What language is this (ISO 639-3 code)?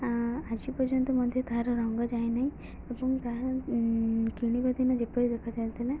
ori